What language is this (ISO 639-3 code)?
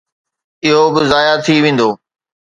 snd